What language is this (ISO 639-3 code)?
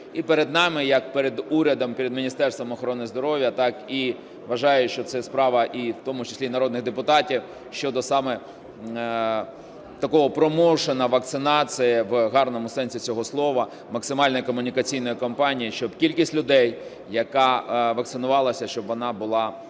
ukr